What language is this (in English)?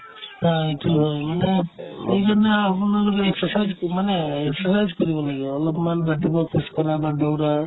Assamese